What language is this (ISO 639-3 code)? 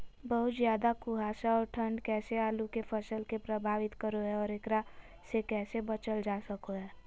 mag